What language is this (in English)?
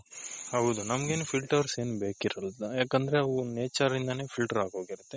Kannada